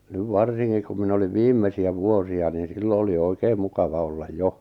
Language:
Finnish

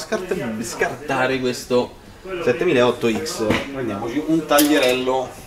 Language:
Italian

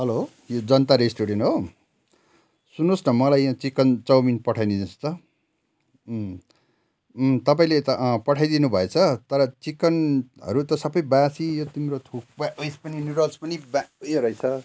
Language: Nepali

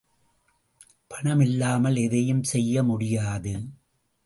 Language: Tamil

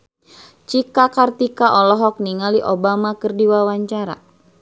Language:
Sundanese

